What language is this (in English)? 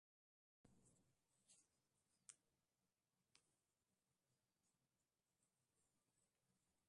Russian